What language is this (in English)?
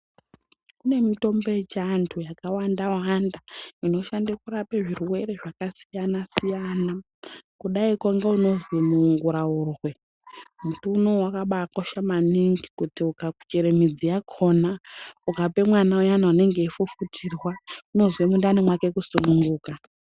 Ndau